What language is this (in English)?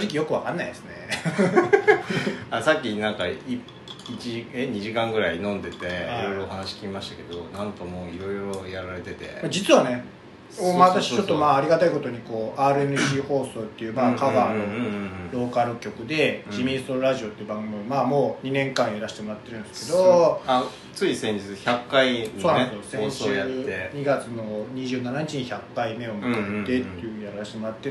Japanese